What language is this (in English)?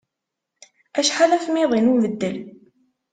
Kabyle